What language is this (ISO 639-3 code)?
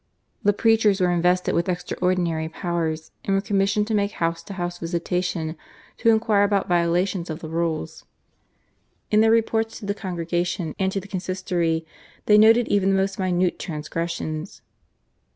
eng